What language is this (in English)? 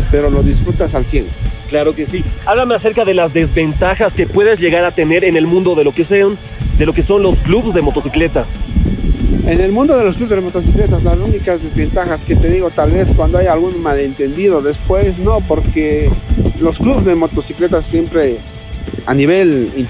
Spanish